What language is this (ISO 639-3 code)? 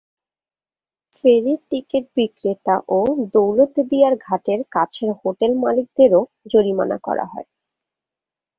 ben